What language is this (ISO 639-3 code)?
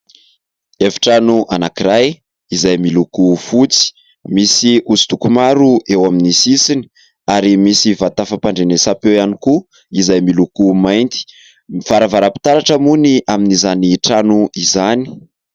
mlg